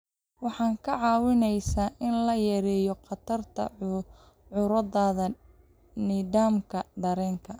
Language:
Somali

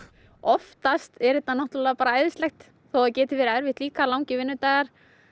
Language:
Icelandic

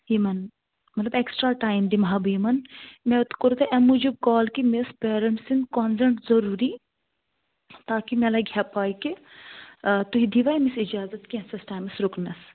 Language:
Kashmiri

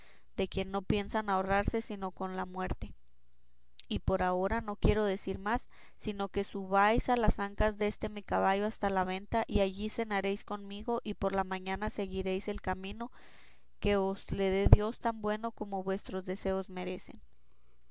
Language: Spanish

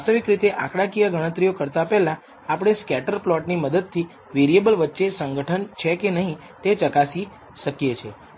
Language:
Gujarati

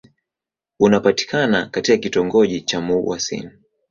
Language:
Swahili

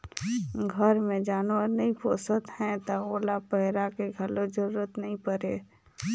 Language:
Chhattisgarhi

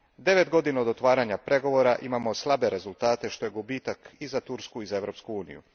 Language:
Croatian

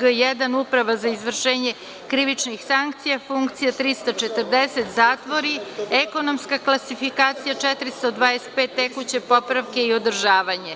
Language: Serbian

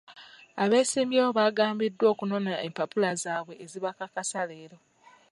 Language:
Ganda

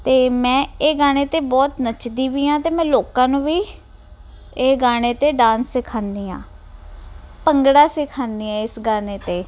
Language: Punjabi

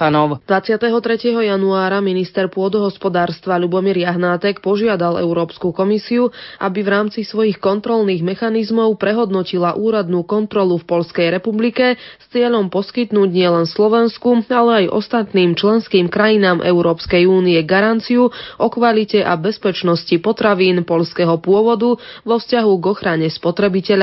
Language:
Slovak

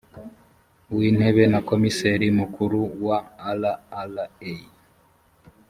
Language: Kinyarwanda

